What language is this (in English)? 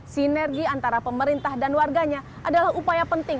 Indonesian